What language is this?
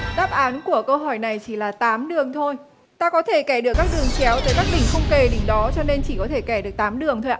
Vietnamese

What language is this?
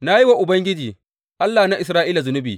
Hausa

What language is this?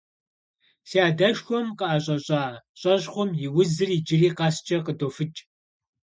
Kabardian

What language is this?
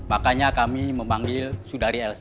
Indonesian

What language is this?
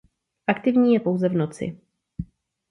Czech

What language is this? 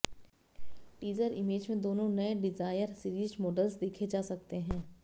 Hindi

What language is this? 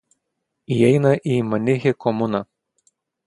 Lithuanian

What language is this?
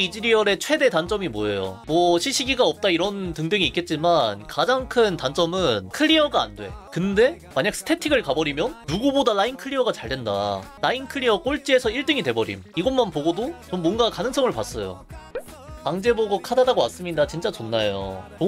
Korean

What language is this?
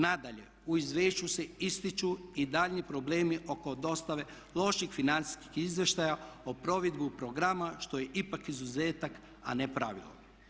Croatian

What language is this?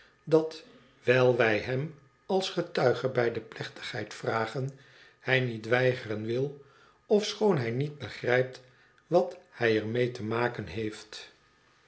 Dutch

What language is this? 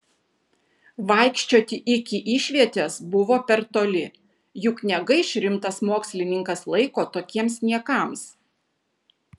Lithuanian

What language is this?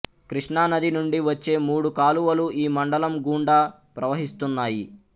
Telugu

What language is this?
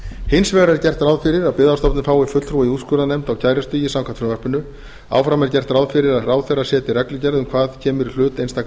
Icelandic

